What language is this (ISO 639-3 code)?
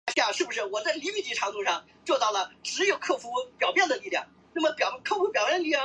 zho